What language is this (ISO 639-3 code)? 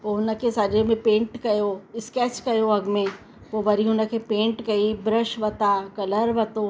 snd